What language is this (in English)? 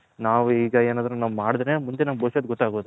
Kannada